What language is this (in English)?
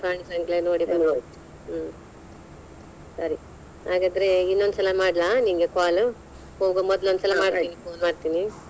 Kannada